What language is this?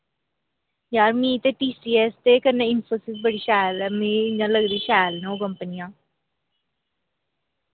Dogri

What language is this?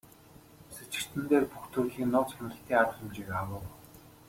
Mongolian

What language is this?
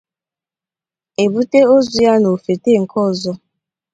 Igbo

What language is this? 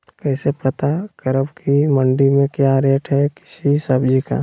Magahi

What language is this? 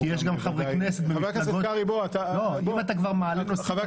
Hebrew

